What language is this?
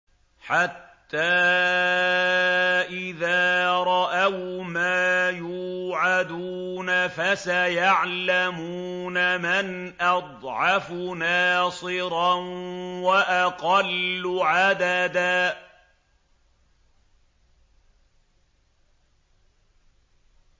Arabic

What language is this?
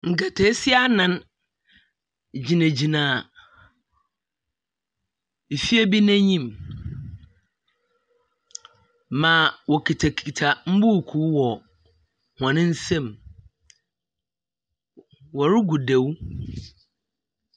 Akan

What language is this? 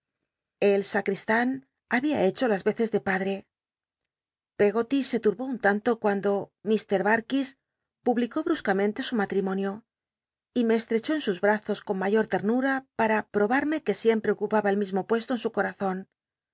Spanish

